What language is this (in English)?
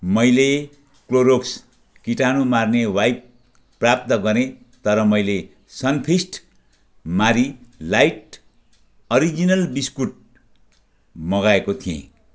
Nepali